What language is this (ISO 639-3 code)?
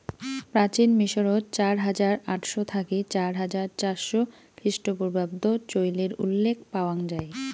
ben